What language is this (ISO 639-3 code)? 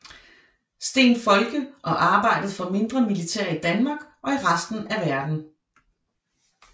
dan